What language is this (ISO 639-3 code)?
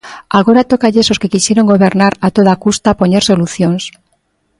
glg